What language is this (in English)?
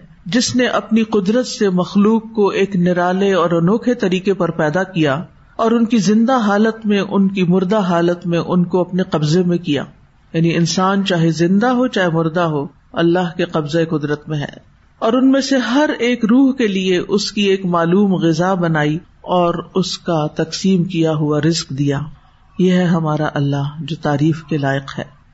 Urdu